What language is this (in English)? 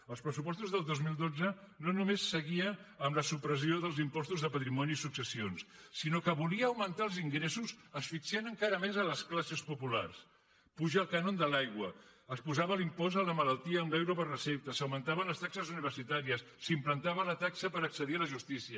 Catalan